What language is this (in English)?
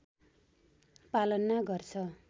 Nepali